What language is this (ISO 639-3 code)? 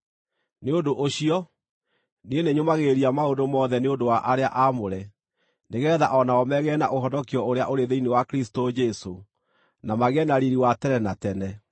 kik